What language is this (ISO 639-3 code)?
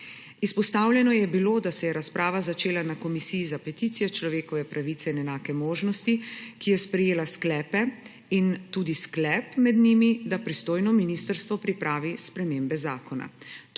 slv